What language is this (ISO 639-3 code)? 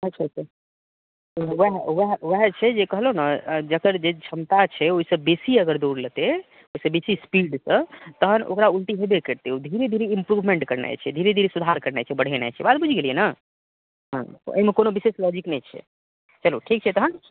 mai